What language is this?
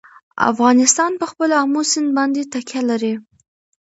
Pashto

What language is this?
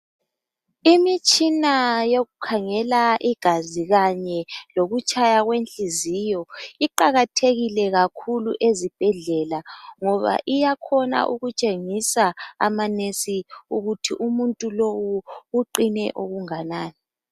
North Ndebele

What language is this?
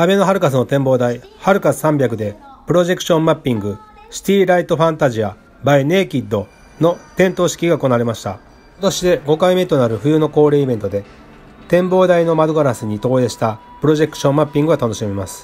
Japanese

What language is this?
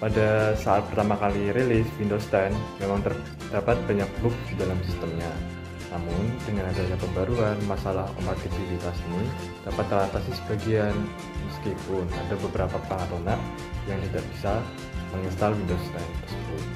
Indonesian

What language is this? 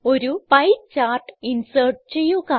Malayalam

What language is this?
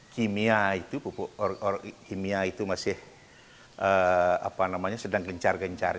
Indonesian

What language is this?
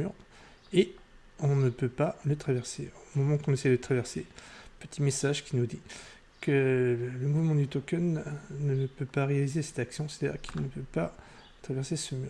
French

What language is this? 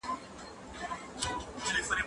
Pashto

